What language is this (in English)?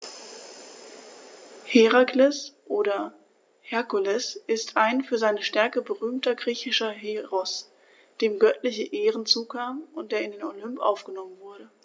German